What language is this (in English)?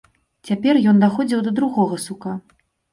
Belarusian